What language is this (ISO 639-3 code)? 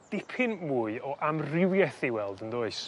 cym